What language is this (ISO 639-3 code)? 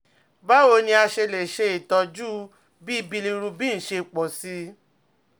yor